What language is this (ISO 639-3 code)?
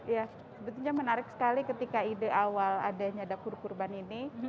ind